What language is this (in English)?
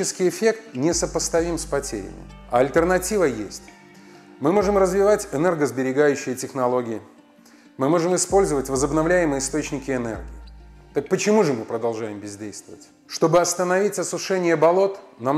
Russian